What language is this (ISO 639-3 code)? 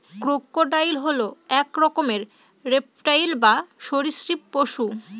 ben